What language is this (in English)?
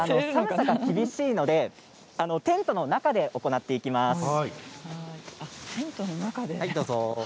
Japanese